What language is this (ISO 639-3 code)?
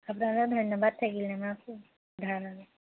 asm